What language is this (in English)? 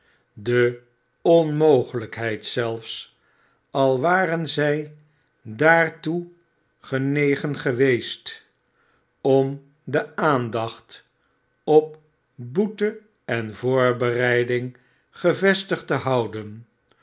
Dutch